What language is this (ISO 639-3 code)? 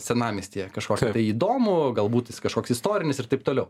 lit